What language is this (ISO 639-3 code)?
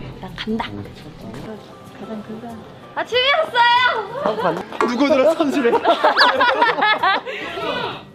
kor